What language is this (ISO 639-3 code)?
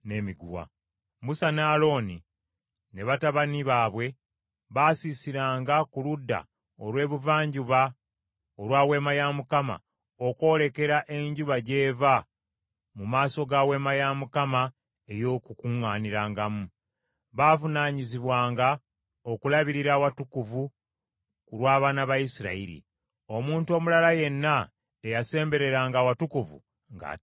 lug